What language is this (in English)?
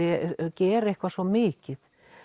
Icelandic